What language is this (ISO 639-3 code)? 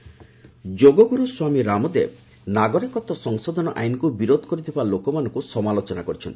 ori